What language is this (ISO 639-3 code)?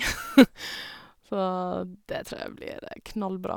nor